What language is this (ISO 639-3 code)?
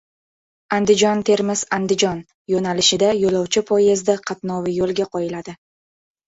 uzb